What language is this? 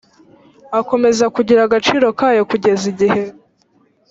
Kinyarwanda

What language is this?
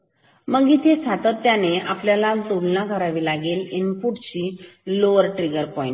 Marathi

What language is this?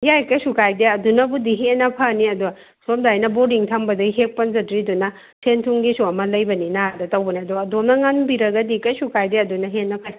Manipuri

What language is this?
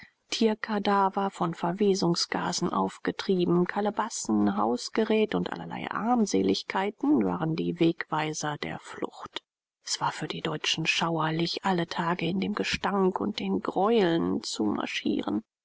German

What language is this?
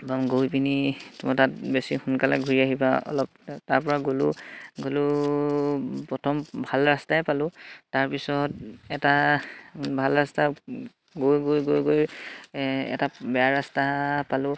Assamese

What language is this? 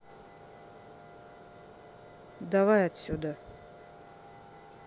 Russian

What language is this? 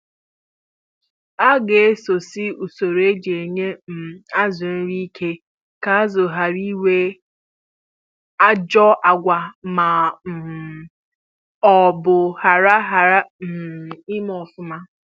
Igbo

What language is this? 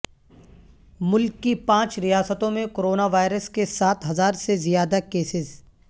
Urdu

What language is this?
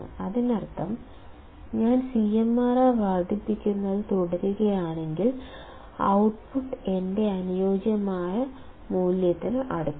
Malayalam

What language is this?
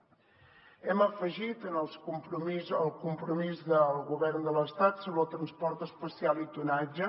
Catalan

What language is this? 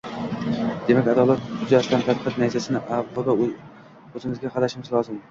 Uzbek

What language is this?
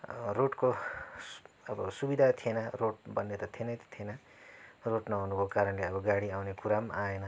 Nepali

